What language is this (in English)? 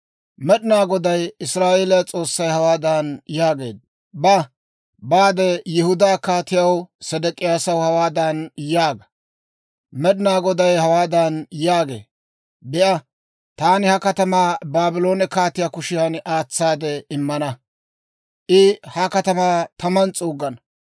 Dawro